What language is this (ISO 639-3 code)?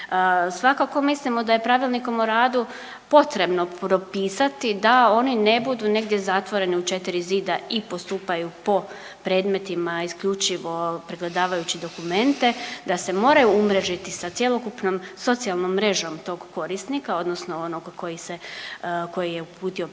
hrv